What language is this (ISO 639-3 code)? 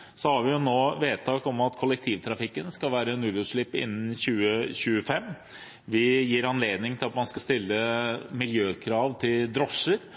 nob